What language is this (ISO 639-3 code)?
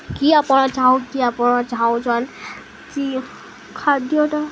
ori